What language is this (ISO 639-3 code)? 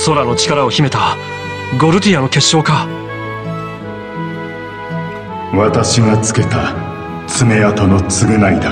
jpn